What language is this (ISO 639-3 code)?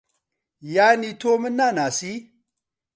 ckb